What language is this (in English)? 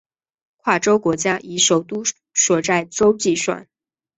Chinese